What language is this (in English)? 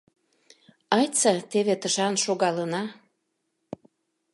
Mari